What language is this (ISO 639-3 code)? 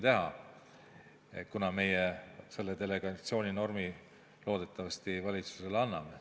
est